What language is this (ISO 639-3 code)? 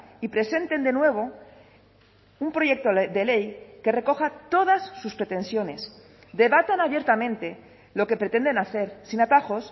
spa